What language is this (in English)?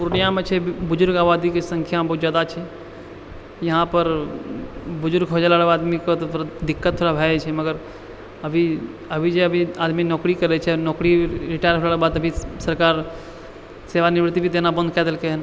Maithili